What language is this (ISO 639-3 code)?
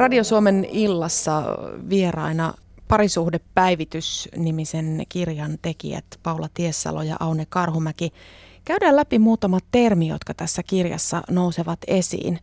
fin